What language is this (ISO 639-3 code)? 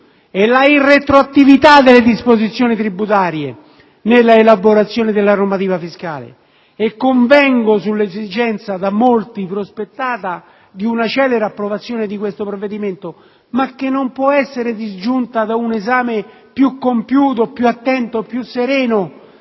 ita